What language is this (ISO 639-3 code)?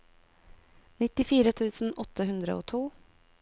nor